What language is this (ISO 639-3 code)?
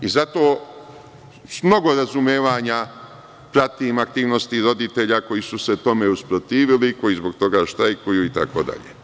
srp